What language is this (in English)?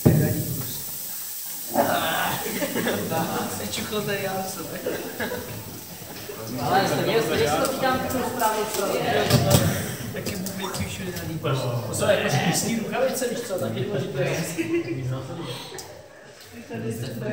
Czech